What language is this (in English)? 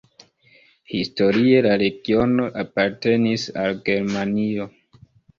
Esperanto